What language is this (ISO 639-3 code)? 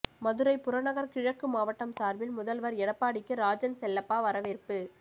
tam